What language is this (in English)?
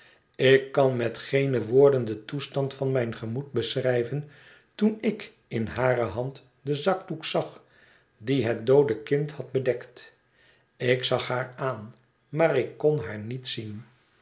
Dutch